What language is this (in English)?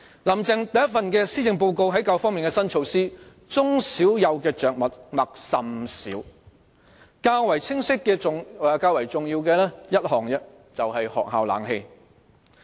Cantonese